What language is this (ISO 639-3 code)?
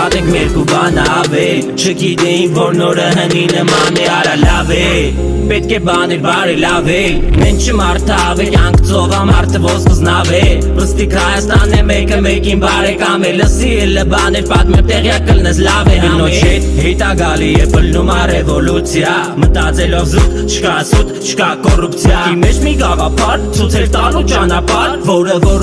ron